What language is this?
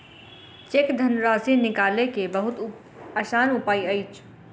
Maithili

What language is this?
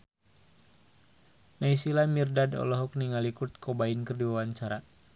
Sundanese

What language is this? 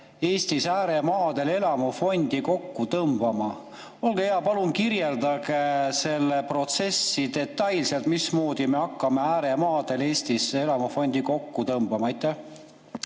Estonian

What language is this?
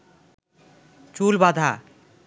Bangla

